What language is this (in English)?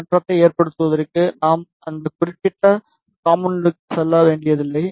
Tamil